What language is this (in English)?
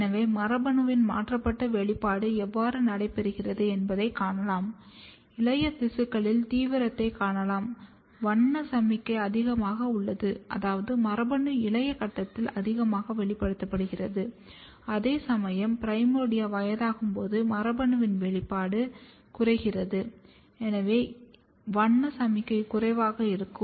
Tamil